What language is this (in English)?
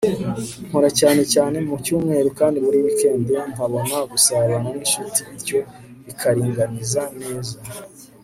Kinyarwanda